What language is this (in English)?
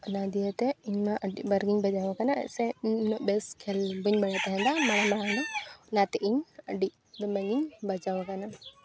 Santali